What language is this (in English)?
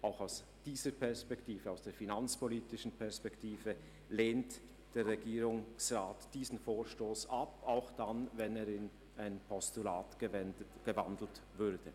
Swiss German